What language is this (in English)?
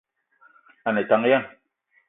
Eton (Cameroon)